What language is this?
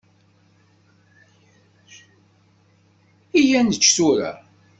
Kabyle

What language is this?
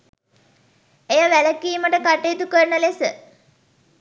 Sinhala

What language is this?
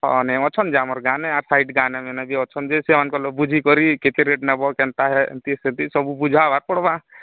Odia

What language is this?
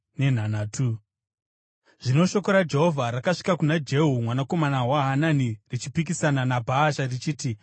Shona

